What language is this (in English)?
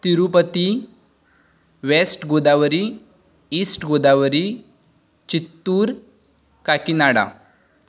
Konkani